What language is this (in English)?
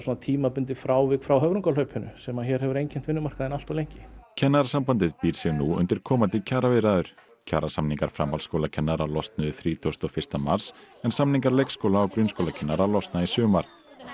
Icelandic